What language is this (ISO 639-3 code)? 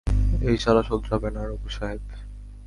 ben